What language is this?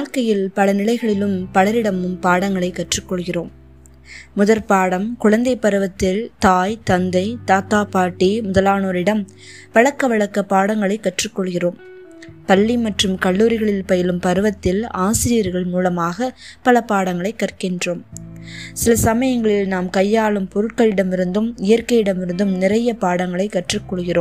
Tamil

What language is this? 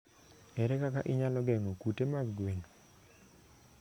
Luo (Kenya and Tanzania)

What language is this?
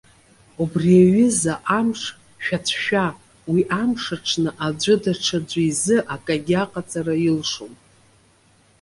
Abkhazian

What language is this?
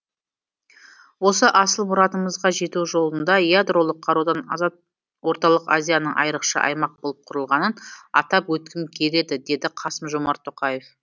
Kazakh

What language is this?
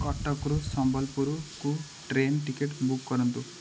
Odia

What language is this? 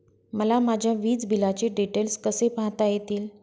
Marathi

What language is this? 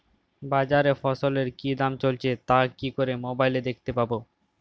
Bangla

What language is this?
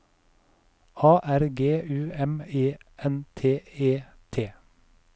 Norwegian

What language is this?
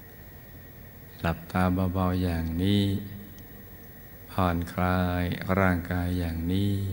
Thai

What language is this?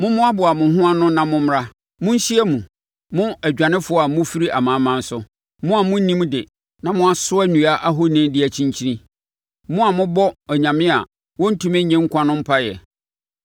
Akan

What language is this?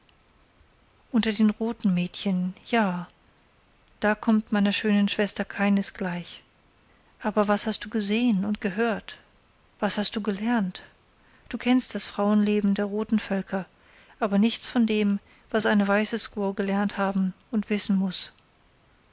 German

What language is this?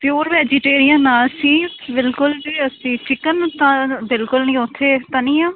Punjabi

